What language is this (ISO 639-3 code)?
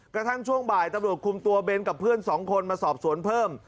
tha